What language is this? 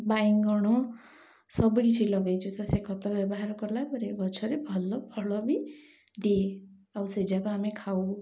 Odia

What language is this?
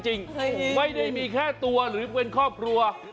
Thai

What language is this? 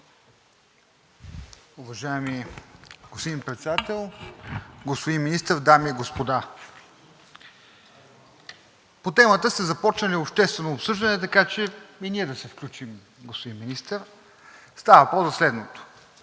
Bulgarian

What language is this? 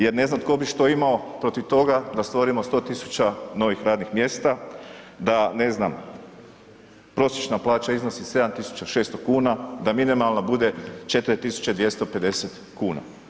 Croatian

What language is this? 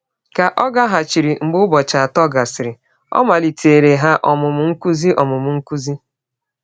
Igbo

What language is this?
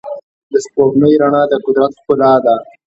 Pashto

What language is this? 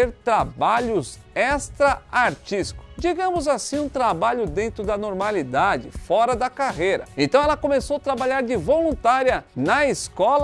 Portuguese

